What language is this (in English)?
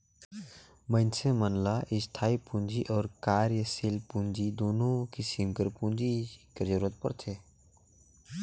Chhattisgarhi